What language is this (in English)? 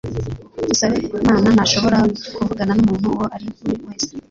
Kinyarwanda